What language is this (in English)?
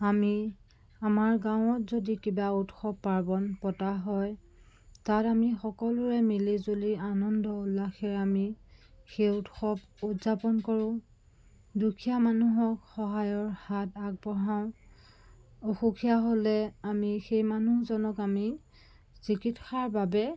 Assamese